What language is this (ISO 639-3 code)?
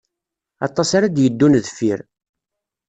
kab